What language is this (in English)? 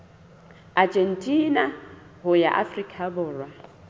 Southern Sotho